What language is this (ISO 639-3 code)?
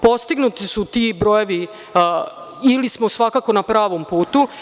srp